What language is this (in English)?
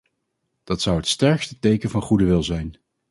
Dutch